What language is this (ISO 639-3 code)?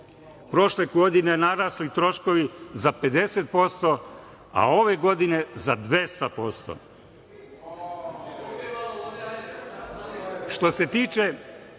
srp